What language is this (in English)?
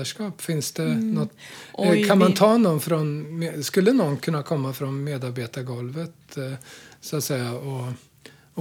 Swedish